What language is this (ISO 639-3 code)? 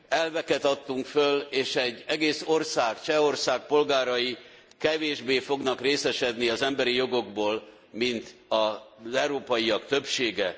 hun